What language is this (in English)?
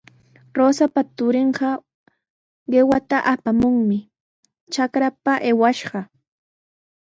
Sihuas Ancash Quechua